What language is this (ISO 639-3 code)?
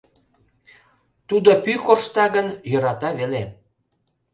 chm